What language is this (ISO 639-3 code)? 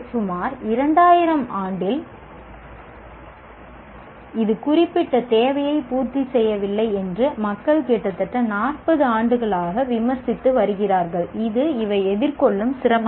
tam